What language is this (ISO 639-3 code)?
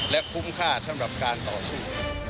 tha